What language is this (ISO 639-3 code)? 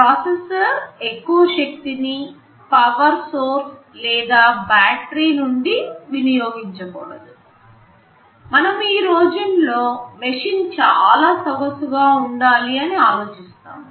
tel